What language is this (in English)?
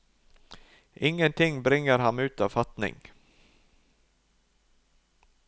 Norwegian